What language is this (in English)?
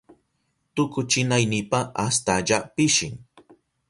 Southern Pastaza Quechua